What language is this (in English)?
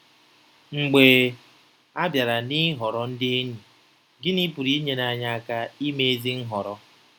Igbo